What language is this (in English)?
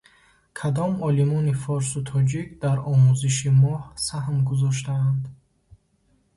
Tajik